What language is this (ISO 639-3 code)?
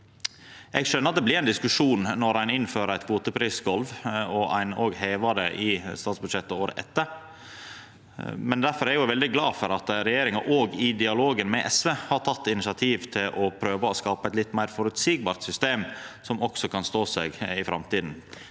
nor